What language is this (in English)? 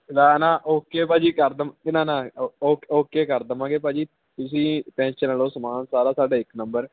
Punjabi